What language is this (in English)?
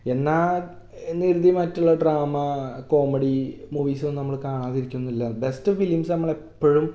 Malayalam